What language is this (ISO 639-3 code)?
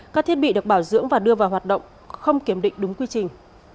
vie